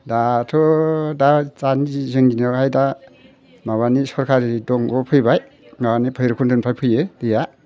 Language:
Bodo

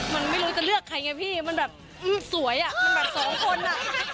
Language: Thai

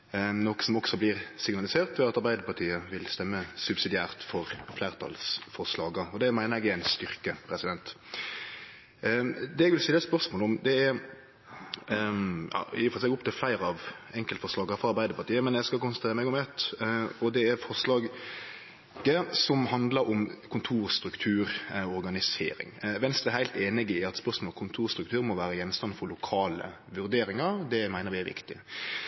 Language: Norwegian Nynorsk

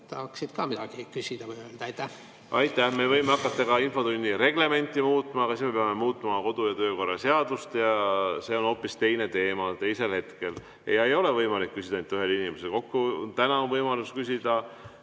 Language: Estonian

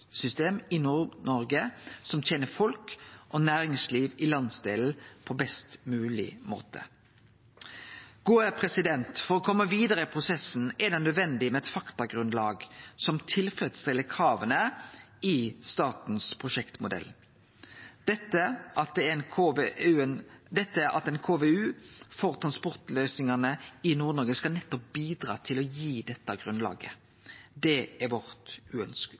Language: Norwegian Nynorsk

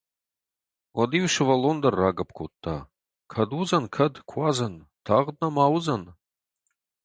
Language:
Ossetic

